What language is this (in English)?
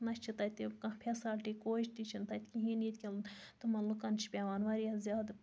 Kashmiri